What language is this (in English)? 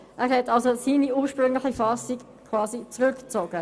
Swiss German